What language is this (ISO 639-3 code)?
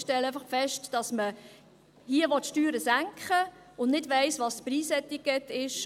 gsw